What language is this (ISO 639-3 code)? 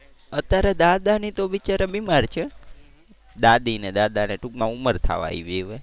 guj